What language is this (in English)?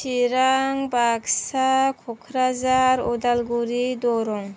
Bodo